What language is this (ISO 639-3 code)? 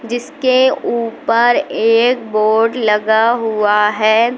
hin